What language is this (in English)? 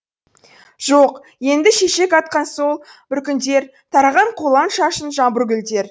Kazakh